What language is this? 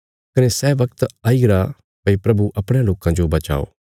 Bilaspuri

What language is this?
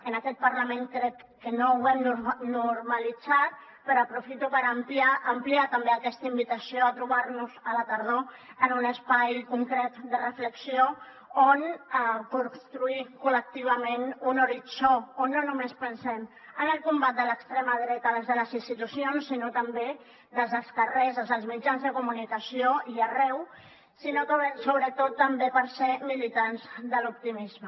Catalan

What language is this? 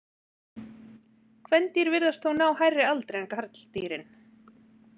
Icelandic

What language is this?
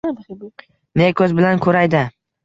Uzbek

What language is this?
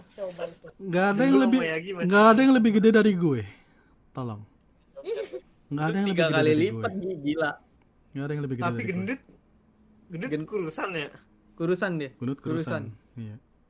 Indonesian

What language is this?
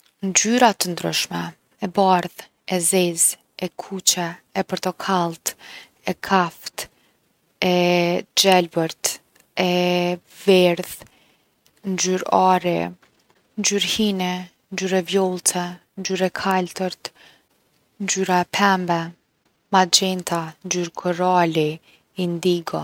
Gheg Albanian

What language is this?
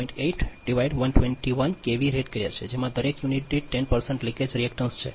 Gujarati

